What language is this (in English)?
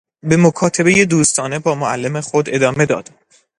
Persian